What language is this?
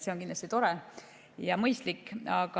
Estonian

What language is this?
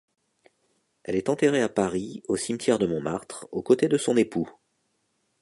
French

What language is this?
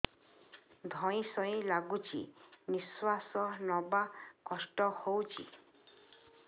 Odia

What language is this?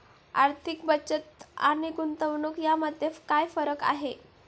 Marathi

